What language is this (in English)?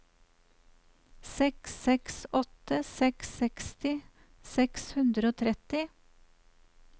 Norwegian